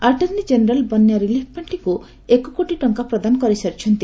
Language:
Odia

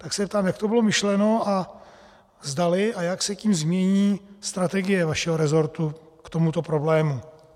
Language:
Czech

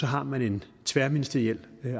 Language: Danish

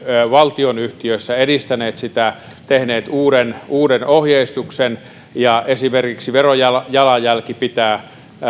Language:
Finnish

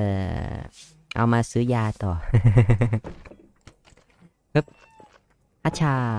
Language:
Thai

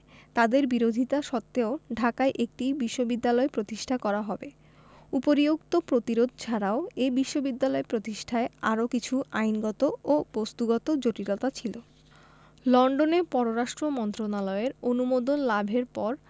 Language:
Bangla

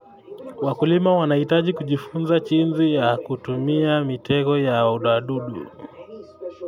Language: Kalenjin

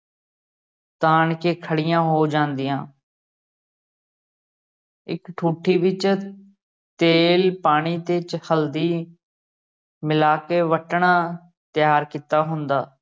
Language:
Punjabi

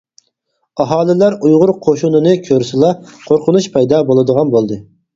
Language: Uyghur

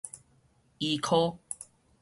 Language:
Min Nan Chinese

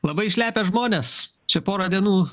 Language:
Lithuanian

